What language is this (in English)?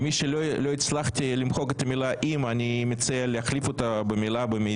Hebrew